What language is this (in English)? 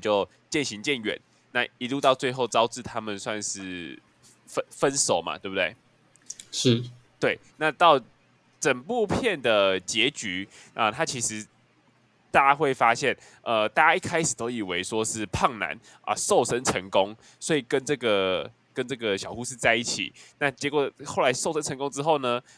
Chinese